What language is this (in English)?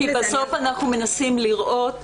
Hebrew